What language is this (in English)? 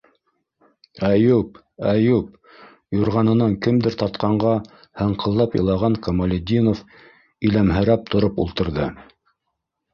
Bashkir